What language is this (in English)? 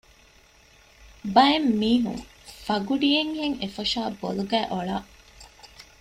Divehi